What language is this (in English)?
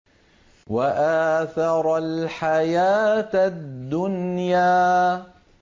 Arabic